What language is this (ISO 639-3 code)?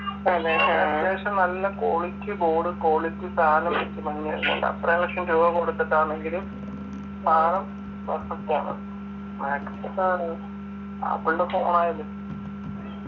mal